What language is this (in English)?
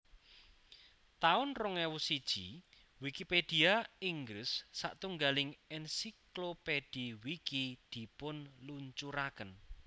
Javanese